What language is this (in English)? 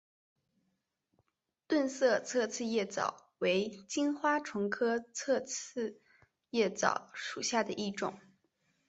Chinese